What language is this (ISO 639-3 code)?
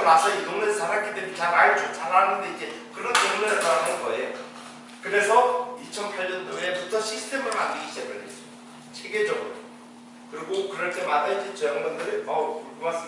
kor